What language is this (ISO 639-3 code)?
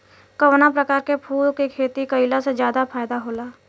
bho